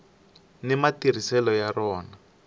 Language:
Tsonga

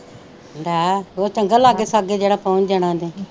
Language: Punjabi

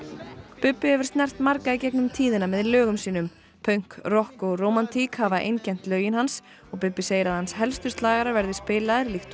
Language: Icelandic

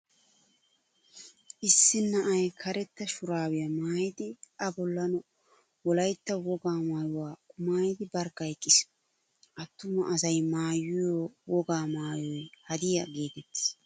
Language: Wolaytta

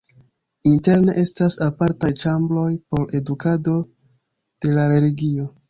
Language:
Esperanto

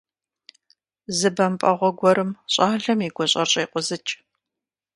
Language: Kabardian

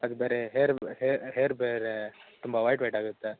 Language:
Kannada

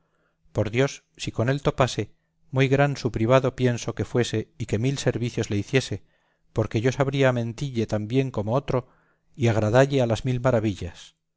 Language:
Spanish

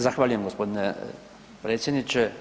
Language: Croatian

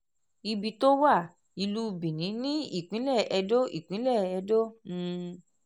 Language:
Yoruba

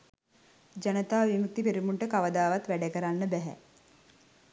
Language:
Sinhala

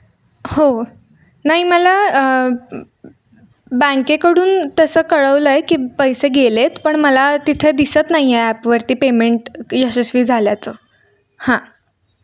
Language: Marathi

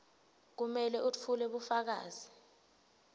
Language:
Swati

